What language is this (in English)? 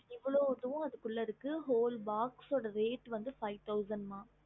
Tamil